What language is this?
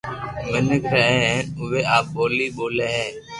Loarki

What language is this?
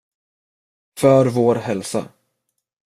Swedish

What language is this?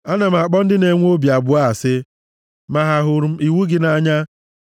Igbo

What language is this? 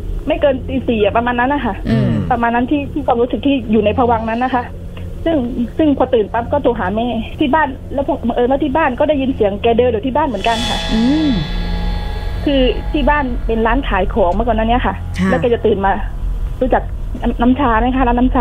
Thai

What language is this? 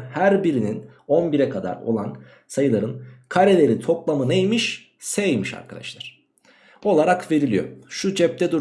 Turkish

